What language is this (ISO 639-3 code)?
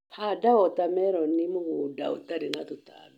kik